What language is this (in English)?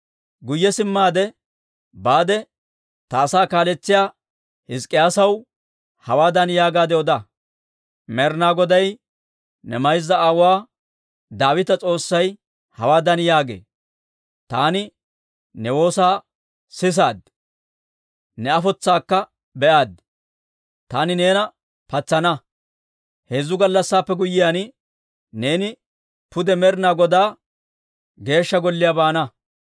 Dawro